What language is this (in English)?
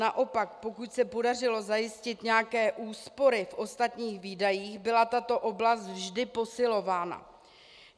Czech